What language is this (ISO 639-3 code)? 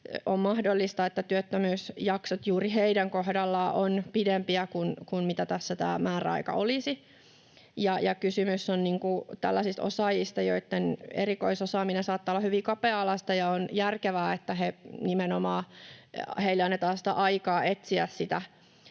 fin